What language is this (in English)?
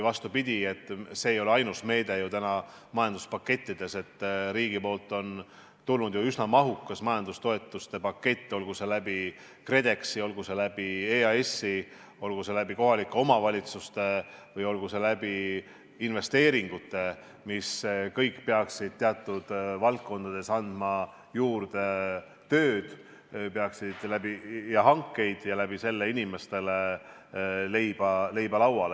Estonian